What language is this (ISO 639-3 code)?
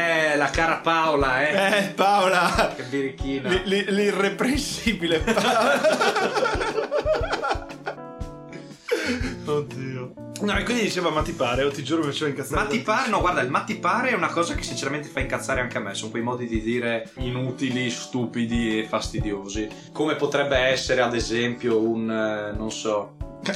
ita